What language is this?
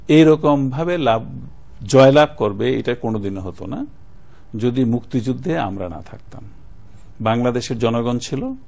Bangla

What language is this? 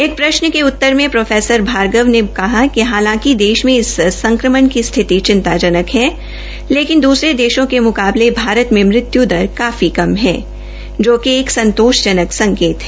Hindi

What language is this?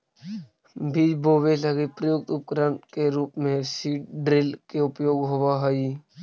Magahi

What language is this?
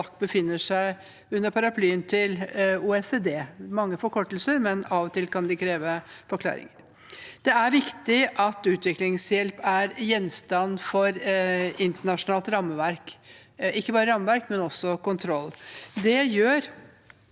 Norwegian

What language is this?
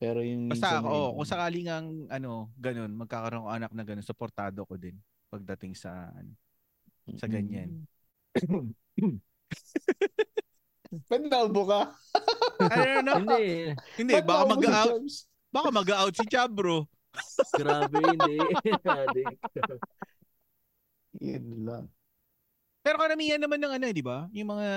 Filipino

